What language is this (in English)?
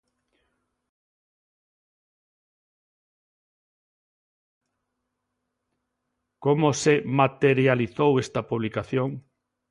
Galician